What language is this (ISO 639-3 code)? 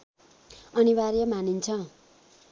nep